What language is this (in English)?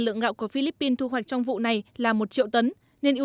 Vietnamese